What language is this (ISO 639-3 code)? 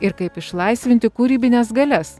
lit